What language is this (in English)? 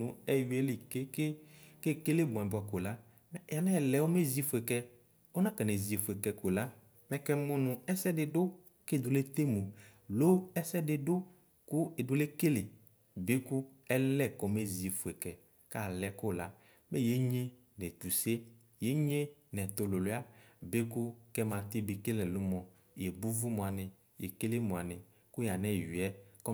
Ikposo